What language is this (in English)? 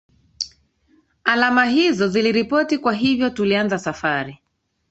Swahili